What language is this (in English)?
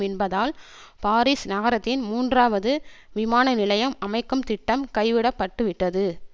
Tamil